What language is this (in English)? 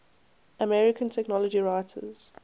English